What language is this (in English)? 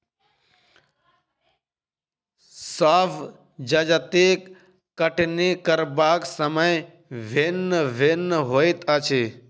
Maithili